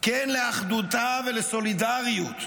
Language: Hebrew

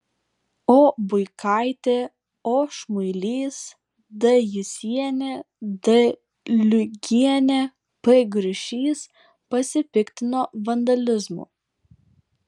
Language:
Lithuanian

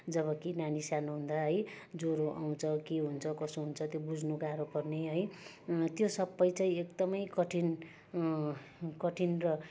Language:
Nepali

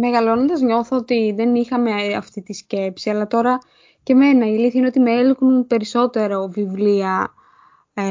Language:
Greek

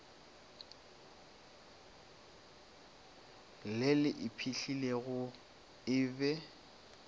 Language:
Northern Sotho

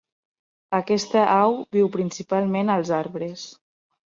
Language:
Catalan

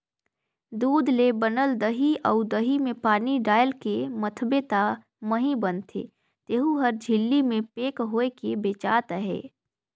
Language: Chhattisgarhi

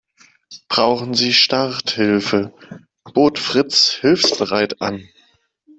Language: German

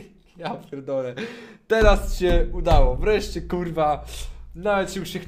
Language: Polish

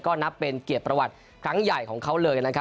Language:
Thai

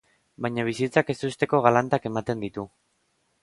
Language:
Basque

